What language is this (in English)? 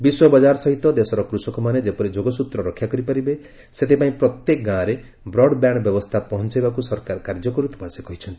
Odia